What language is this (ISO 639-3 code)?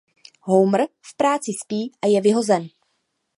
ces